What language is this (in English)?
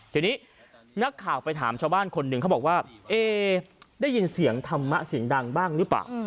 Thai